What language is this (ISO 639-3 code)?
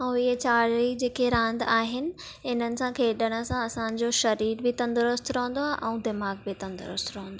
snd